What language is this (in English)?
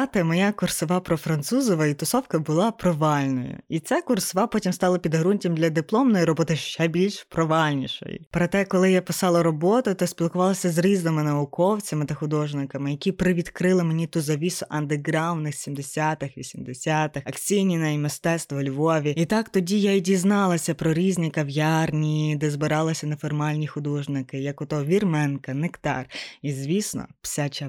Ukrainian